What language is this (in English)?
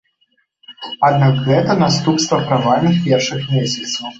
Belarusian